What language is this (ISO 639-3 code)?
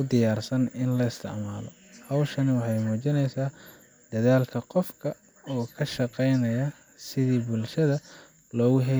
som